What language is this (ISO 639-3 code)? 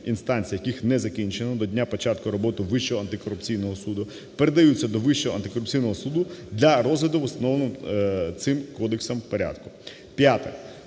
ukr